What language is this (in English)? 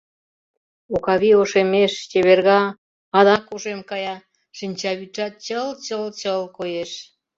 Mari